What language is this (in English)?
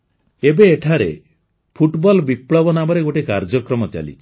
Odia